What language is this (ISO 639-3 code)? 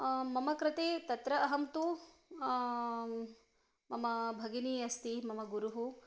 san